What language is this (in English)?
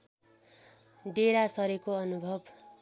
Nepali